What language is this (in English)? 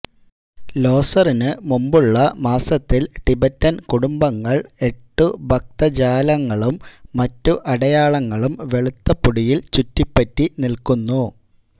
Malayalam